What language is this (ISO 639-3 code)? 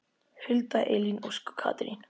isl